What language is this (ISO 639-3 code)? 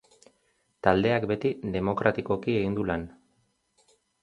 eus